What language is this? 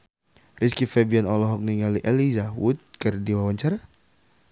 Sundanese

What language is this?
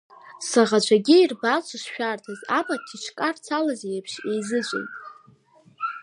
Abkhazian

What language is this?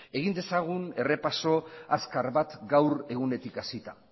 Basque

